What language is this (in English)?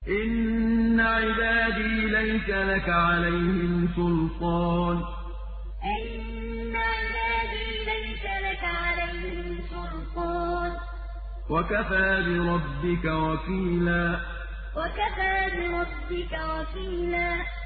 Arabic